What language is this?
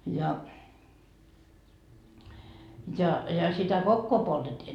Finnish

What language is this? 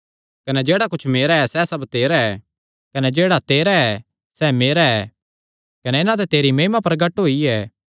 Kangri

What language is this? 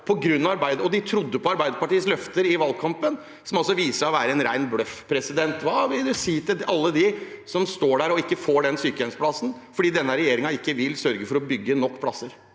Norwegian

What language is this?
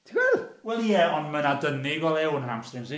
Welsh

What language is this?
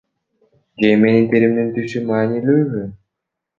Kyrgyz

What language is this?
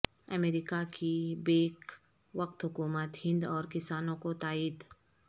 Urdu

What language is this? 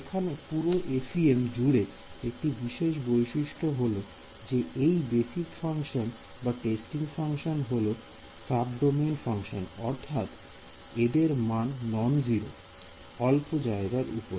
Bangla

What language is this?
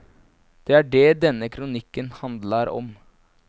Norwegian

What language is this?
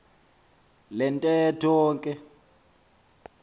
Xhosa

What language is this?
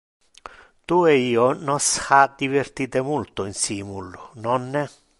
Interlingua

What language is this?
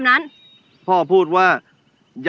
Thai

